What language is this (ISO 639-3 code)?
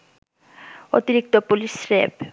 ben